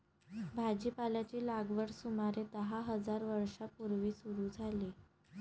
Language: Marathi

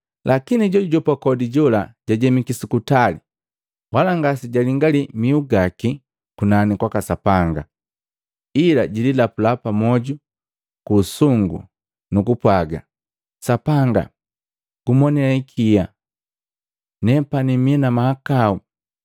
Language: Matengo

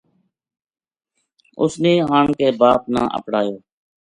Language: Gujari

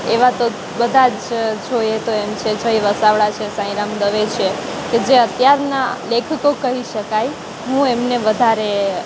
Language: Gujarati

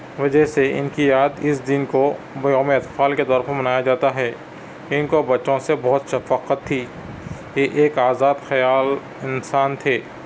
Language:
Urdu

